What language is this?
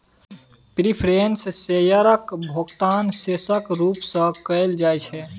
Maithili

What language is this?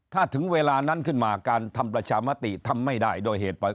Thai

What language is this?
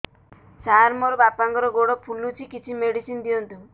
Odia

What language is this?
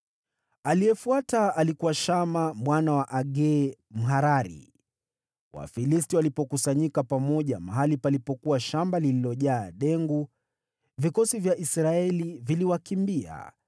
Swahili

